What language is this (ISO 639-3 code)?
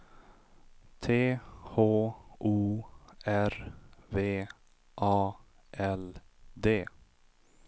swe